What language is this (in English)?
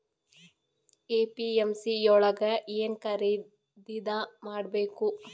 Kannada